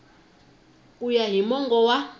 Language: Tsonga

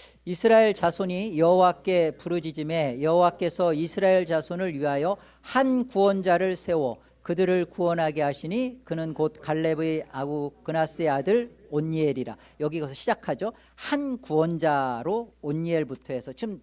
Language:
Korean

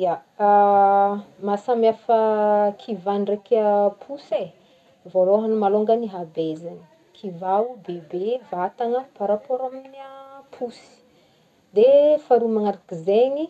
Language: Northern Betsimisaraka Malagasy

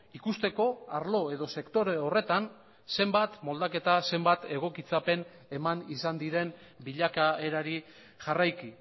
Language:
Basque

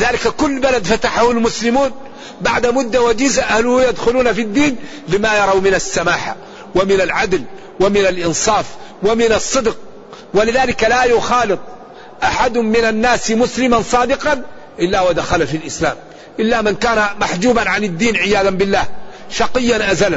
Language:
Arabic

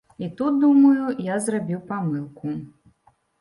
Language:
Belarusian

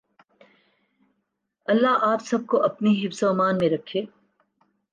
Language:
Urdu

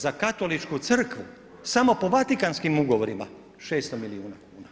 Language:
Croatian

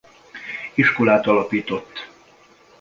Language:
Hungarian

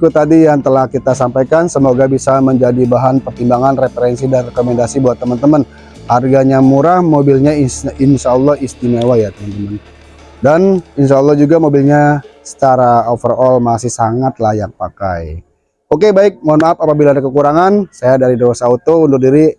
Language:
Indonesian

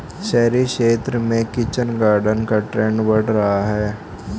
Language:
Hindi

